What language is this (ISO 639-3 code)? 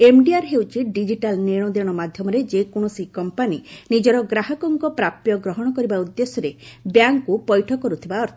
ori